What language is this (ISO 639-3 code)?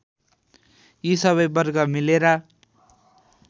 nep